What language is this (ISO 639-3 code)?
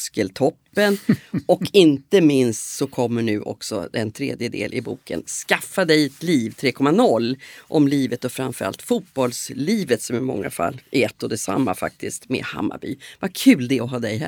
swe